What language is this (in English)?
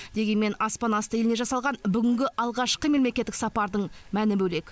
Kazakh